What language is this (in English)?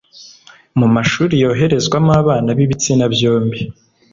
Kinyarwanda